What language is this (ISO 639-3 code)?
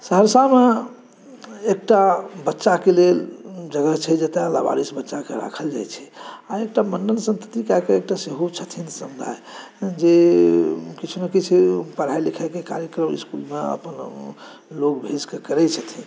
mai